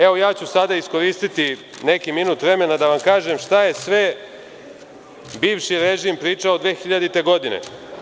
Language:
Serbian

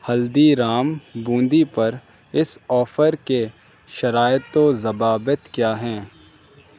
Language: Urdu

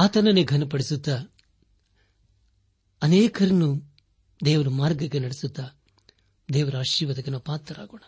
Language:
Kannada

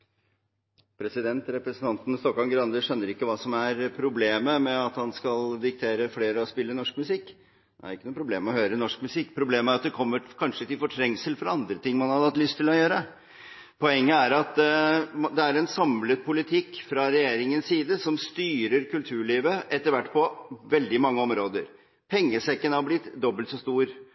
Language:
Norwegian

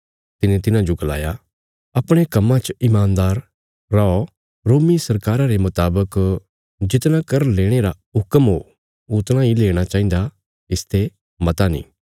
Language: Bilaspuri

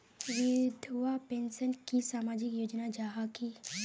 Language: Magahi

